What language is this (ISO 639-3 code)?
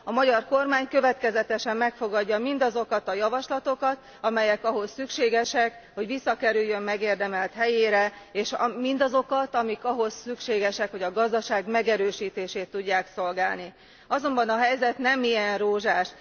hun